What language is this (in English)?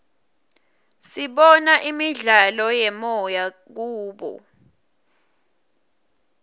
Swati